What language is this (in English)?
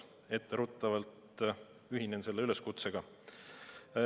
Estonian